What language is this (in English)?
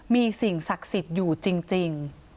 Thai